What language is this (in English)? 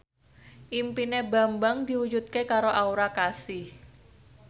Javanese